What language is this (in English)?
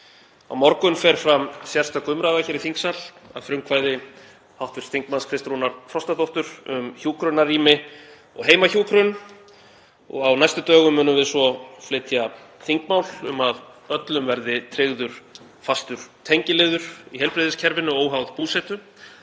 Icelandic